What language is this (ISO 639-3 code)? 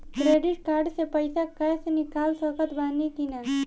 bho